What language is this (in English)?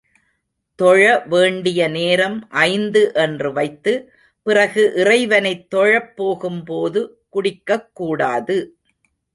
Tamil